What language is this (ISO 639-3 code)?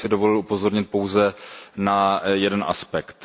ces